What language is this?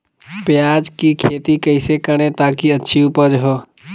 Magahi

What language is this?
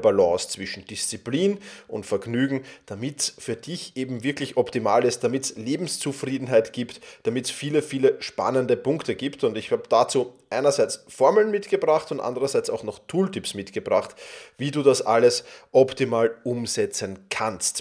German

